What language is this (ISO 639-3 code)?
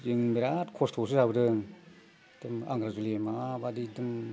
brx